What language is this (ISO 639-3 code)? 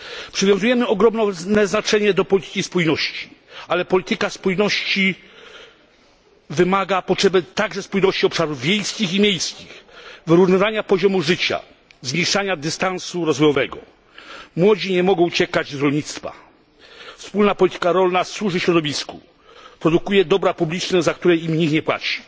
pol